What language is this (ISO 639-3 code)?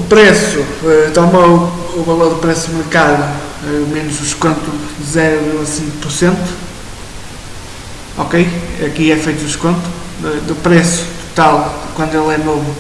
por